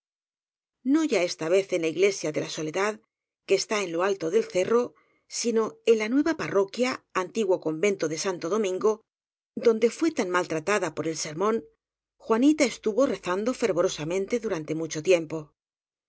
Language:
Spanish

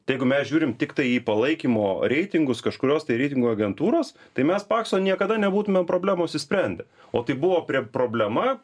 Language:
Lithuanian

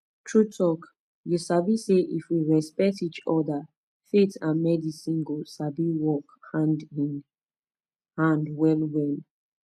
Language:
Nigerian Pidgin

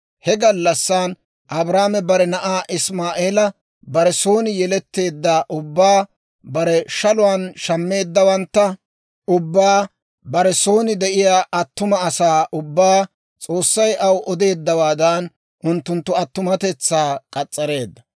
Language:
Dawro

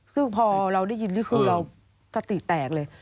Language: Thai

